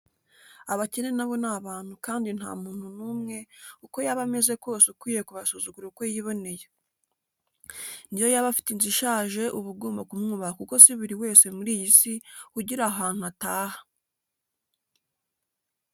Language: Kinyarwanda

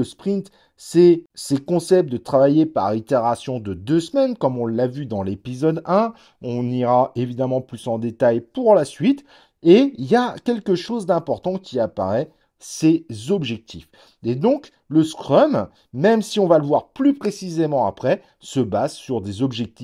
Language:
French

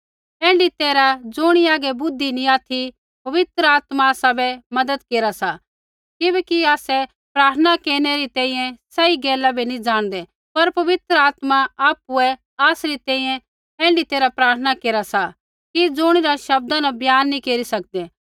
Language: Kullu Pahari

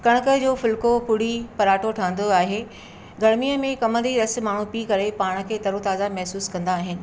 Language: Sindhi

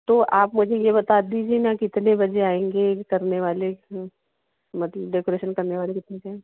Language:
Hindi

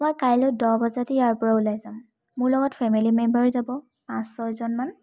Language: Assamese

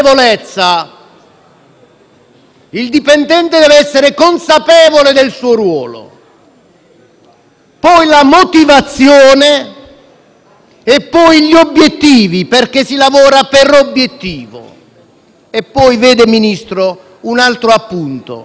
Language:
Italian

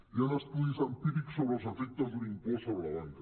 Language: Catalan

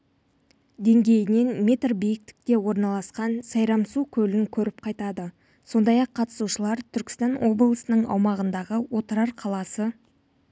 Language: Kazakh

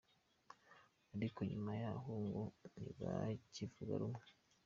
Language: Kinyarwanda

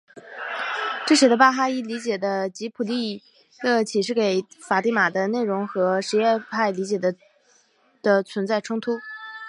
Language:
Chinese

